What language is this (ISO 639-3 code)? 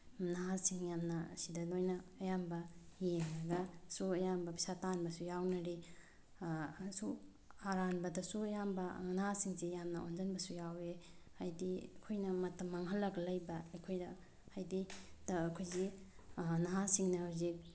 mni